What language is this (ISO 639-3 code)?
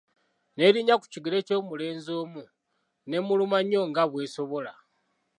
lug